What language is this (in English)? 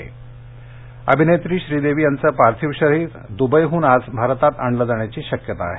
Marathi